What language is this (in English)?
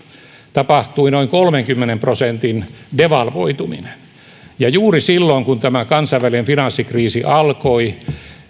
Finnish